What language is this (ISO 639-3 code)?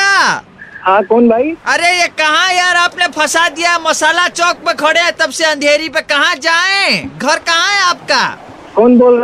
hin